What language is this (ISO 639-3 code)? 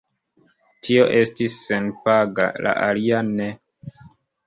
epo